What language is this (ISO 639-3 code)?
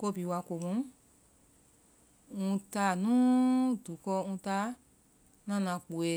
vai